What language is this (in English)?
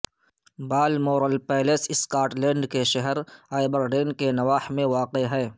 Urdu